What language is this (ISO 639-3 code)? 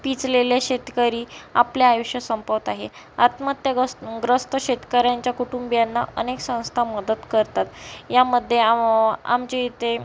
mar